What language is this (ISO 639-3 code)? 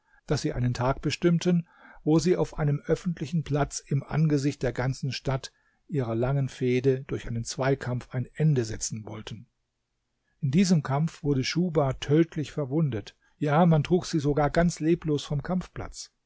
deu